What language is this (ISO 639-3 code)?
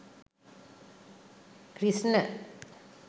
sin